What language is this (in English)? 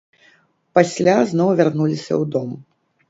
Belarusian